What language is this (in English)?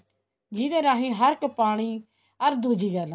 Punjabi